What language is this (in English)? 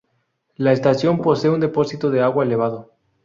Spanish